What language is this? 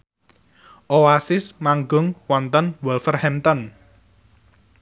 Javanese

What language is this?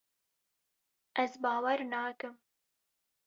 Kurdish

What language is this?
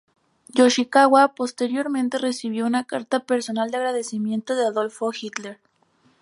Spanish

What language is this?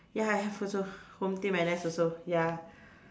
English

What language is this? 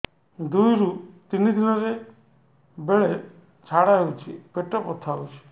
Odia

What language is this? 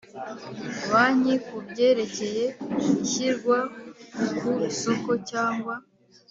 Kinyarwanda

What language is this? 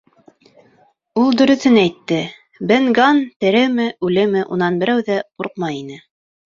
Bashkir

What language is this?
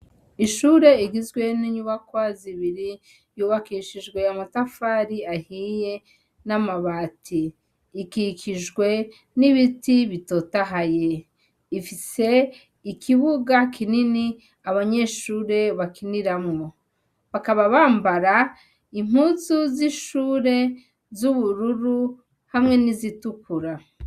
Rundi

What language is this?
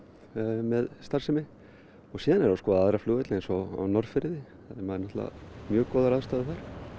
Icelandic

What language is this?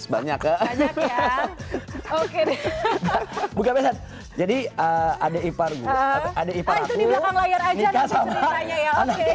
Indonesian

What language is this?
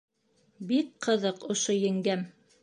Bashkir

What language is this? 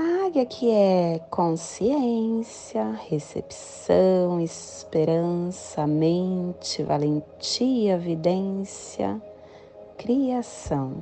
Portuguese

